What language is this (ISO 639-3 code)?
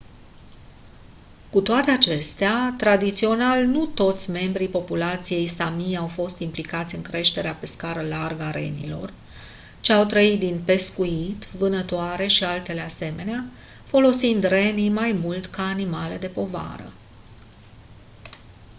ron